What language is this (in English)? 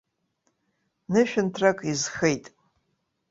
Abkhazian